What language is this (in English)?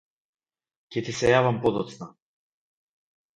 Macedonian